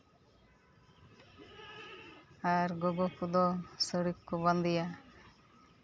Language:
Santali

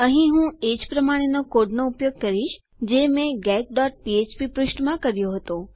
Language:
Gujarati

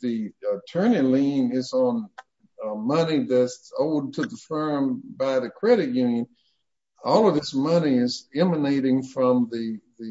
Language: English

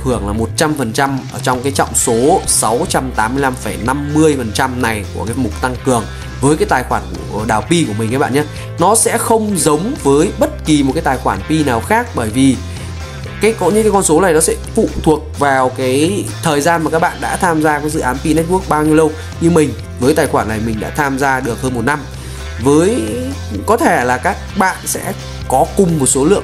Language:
Vietnamese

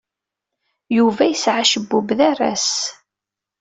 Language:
Kabyle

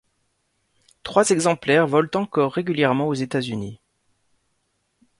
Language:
French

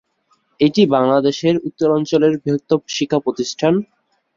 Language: Bangla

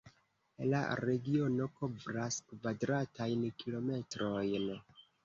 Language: Esperanto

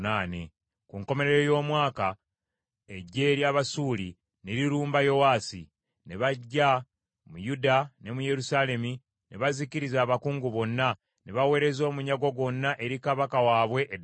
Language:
Ganda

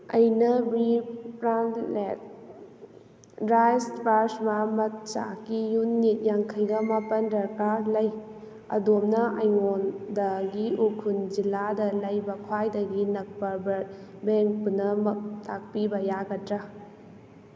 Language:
Manipuri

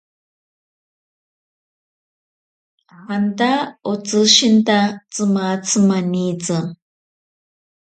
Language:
Ashéninka Perené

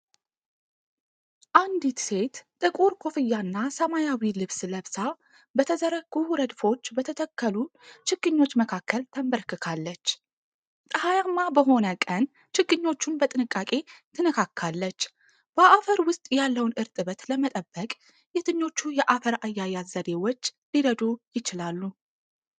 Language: Amharic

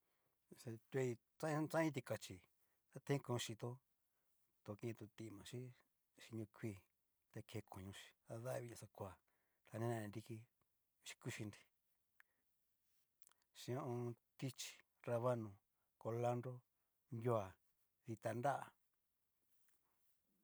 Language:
Cacaloxtepec Mixtec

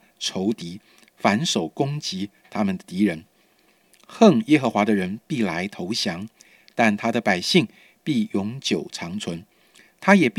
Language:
Chinese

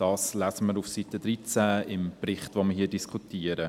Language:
Swiss German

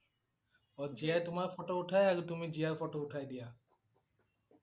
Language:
Assamese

